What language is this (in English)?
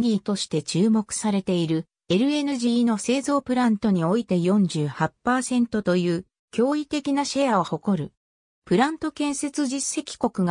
Japanese